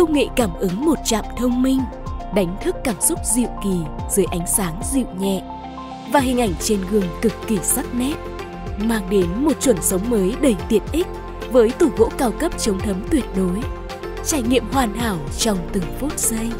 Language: Vietnamese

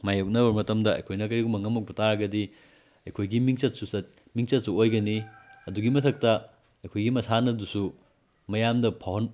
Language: Manipuri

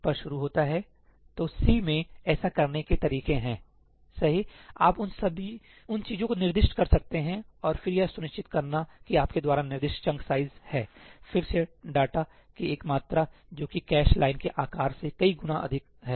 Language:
Hindi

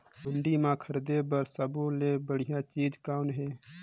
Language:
Chhattisgarhi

